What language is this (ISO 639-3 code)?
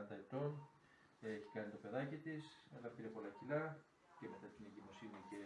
ell